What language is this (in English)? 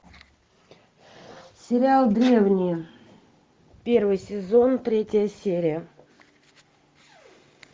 Russian